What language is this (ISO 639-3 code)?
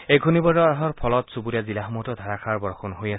asm